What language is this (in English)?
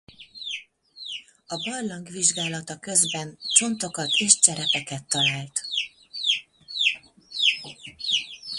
Hungarian